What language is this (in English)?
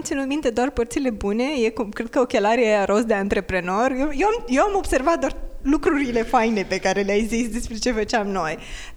Romanian